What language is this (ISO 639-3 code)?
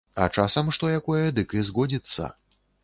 bel